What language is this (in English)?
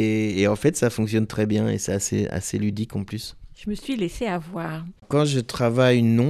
French